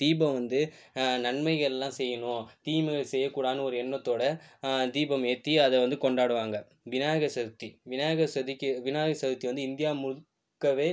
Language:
Tamil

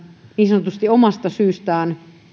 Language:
Finnish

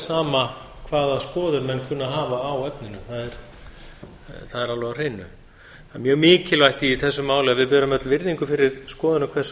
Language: Icelandic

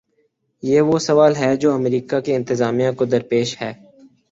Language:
Urdu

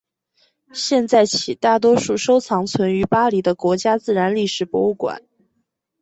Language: Chinese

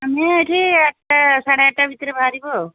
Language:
Odia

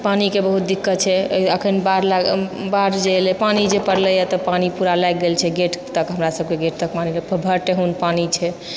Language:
Maithili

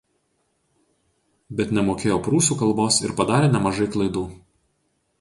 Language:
Lithuanian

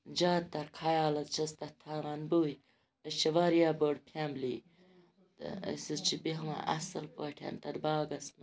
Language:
Kashmiri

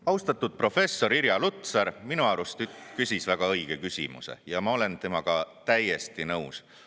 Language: Estonian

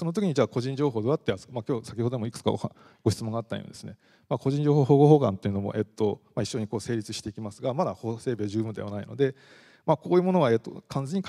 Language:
Japanese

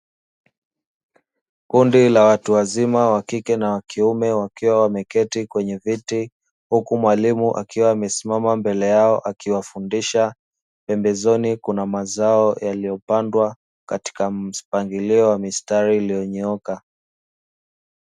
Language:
Swahili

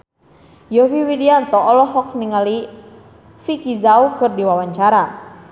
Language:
Sundanese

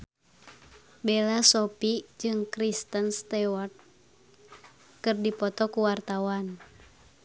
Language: Sundanese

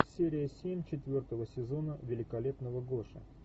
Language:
Russian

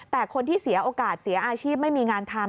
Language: Thai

